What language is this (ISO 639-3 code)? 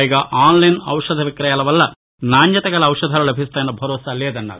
tel